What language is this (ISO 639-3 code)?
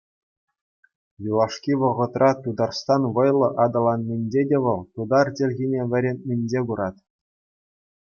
chv